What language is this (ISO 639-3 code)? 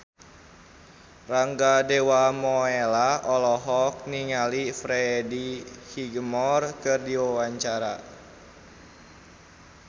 sun